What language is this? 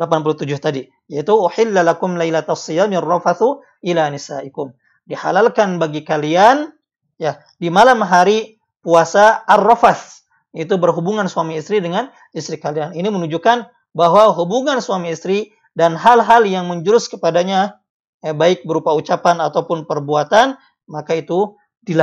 Indonesian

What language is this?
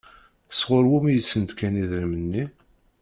Kabyle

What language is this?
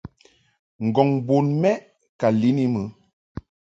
Mungaka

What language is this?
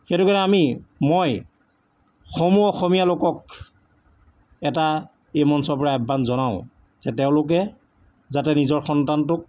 Assamese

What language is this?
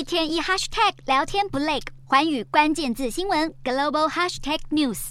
Chinese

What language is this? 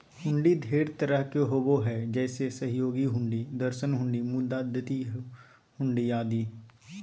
Magahi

